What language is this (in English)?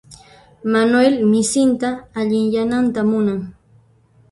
Puno Quechua